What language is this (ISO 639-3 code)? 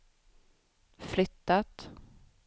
swe